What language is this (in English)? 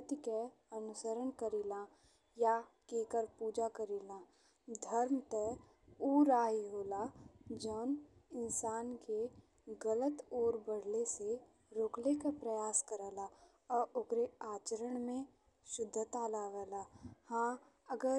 Bhojpuri